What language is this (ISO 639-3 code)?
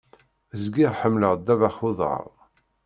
kab